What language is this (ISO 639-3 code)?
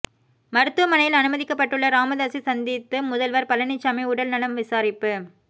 tam